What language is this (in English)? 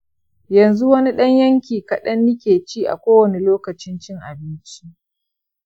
Hausa